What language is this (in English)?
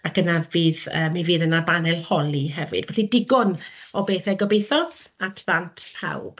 Welsh